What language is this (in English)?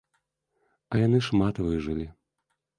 Belarusian